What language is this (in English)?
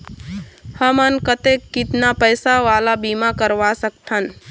Chhattisgarhi